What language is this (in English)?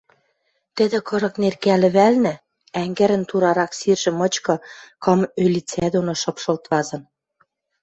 Western Mari